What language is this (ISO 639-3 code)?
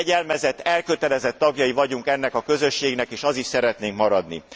hun